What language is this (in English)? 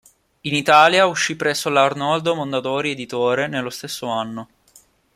Italian